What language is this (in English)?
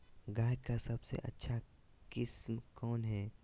Magahi